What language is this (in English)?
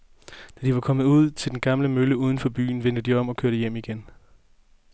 Danish